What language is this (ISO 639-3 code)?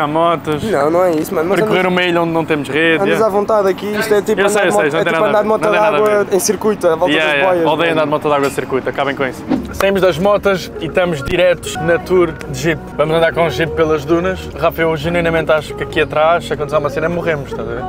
por